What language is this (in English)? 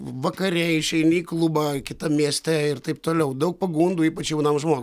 Lithuanian